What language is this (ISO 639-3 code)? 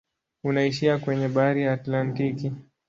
swa